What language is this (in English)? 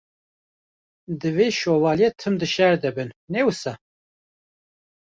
Kurdish